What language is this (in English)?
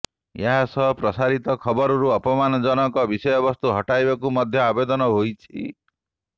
Odia